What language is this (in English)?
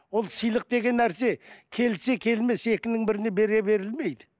Kazakh